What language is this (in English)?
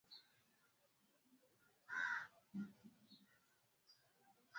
Swahili